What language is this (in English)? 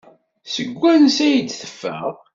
Kabyle